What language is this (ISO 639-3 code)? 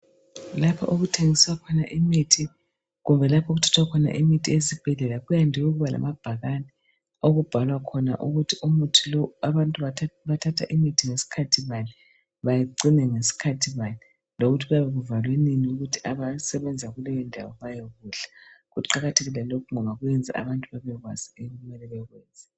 nde